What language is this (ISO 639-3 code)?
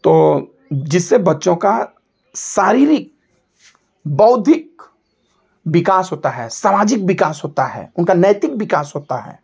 hin